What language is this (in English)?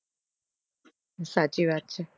Gujarati